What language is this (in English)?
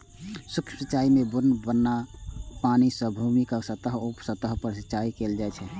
Maithili